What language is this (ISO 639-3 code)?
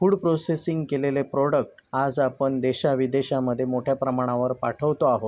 mar